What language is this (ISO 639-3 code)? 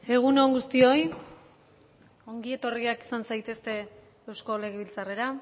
eus